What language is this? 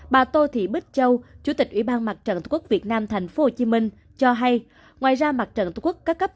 Vietnamese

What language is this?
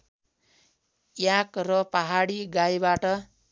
Nepali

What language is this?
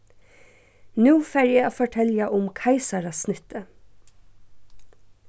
Faroese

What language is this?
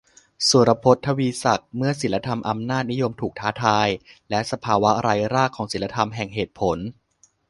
Thai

